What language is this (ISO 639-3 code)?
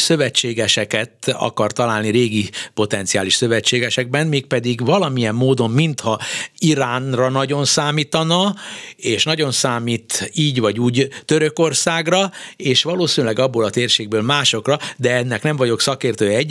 hun